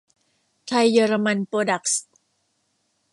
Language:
Thai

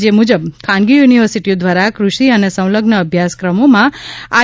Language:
Gujarati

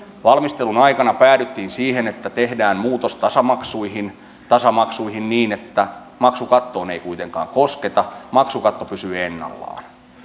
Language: Finnish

